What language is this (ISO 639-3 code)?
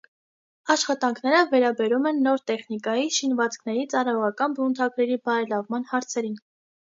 hye